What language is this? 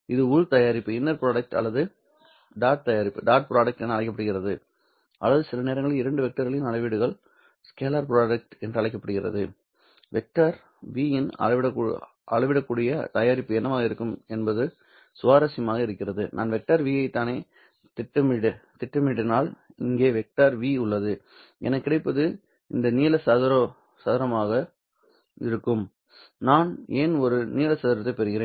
Tamil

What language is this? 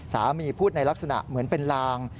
Thai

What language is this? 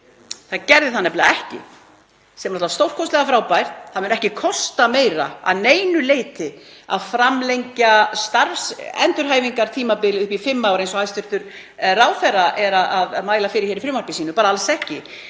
Icelandic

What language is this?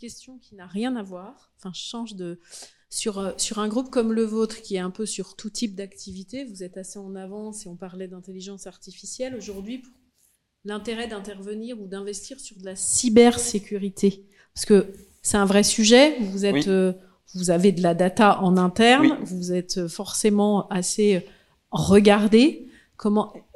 French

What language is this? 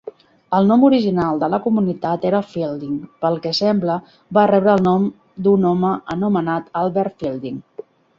Catalan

